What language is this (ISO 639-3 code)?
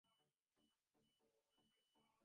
ben